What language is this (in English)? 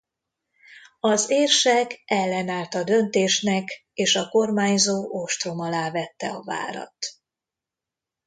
Hungarian